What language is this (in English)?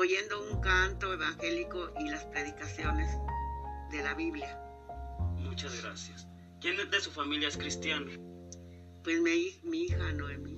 Spanish